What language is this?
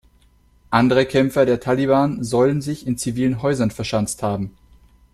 German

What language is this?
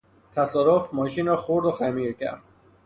Persian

